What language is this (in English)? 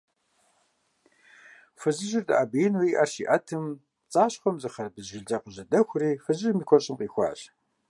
Kabardian